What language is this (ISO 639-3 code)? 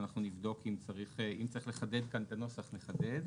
heb